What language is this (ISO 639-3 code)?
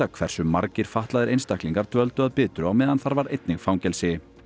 isl